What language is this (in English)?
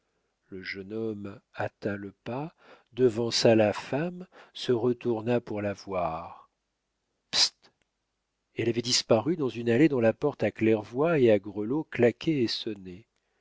French